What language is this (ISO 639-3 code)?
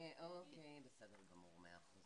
heb